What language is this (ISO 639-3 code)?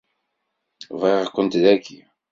kab